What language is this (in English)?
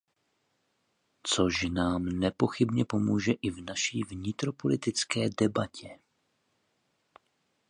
Czech